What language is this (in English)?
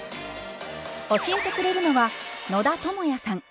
Japanese